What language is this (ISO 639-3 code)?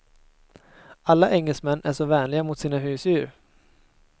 swe